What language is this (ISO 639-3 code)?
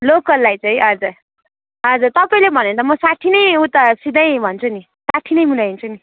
nep